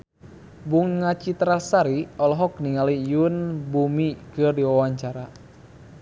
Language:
Sundanese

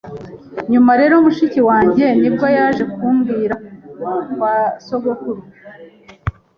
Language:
Kinyarwanda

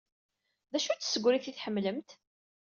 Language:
Kabyle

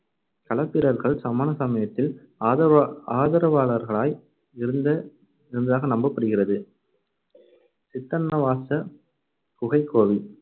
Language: Tamil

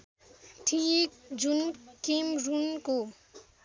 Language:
Nepali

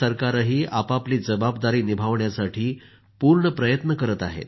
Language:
Marathi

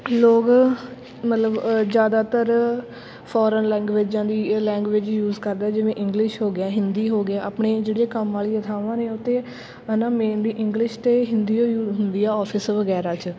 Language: Punjabi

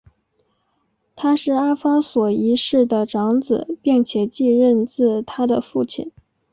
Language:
Chinese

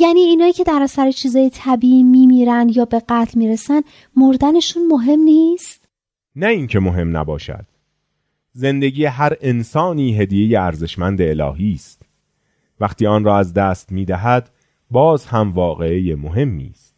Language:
Persian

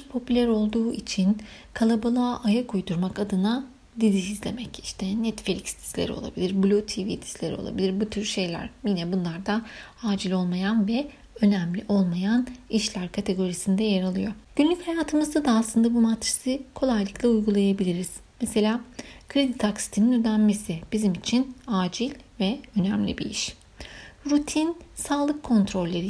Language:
Turkish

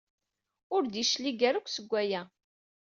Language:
Kabyle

